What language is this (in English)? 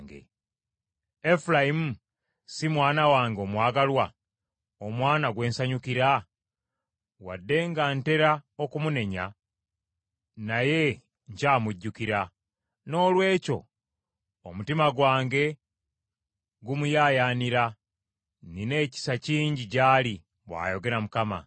Ganda